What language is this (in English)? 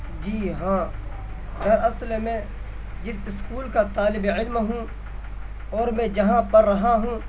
Urdu